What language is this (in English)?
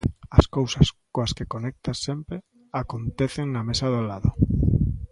Galician